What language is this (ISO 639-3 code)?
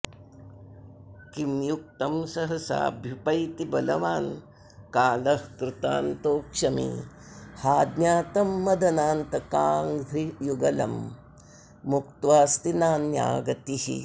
san